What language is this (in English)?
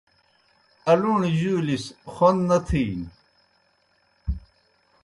Kohistani Shina